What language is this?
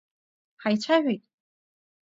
Abkhazian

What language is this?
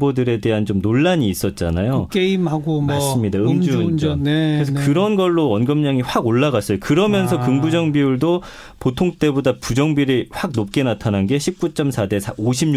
Korean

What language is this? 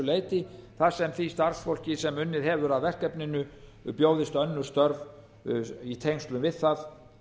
Icelandic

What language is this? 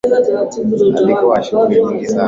Swahili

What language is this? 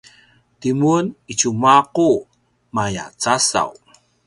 Paiwan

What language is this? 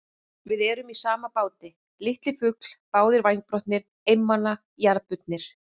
Icelandic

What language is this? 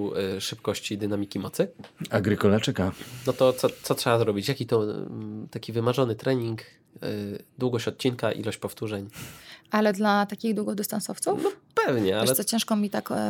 Polish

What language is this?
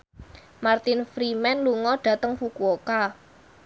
Javanese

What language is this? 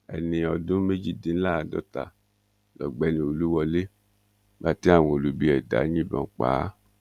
Yoruba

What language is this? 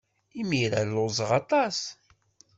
Kabyle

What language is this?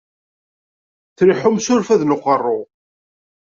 Kabyle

